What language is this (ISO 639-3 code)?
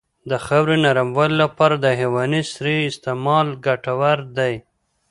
pus